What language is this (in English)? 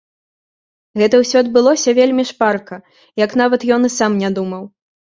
Belarusian